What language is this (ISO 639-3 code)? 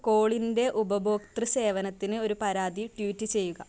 mal